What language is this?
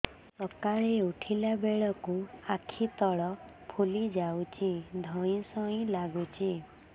Odia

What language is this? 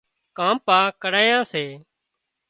Wadiyara Koli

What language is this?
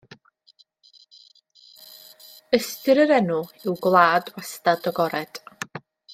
Welsh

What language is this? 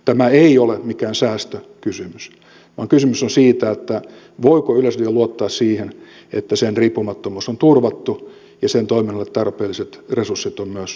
Finnish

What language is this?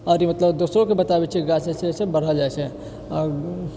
Maithili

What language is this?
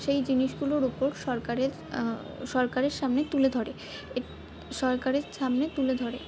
Bangla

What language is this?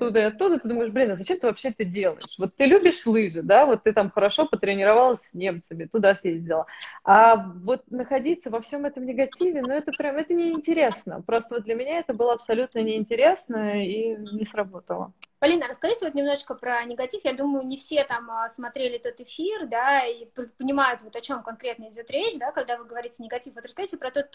Russian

